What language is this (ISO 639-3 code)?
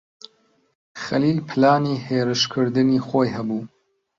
ckb